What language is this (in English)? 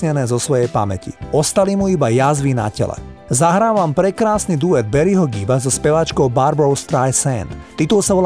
Slovak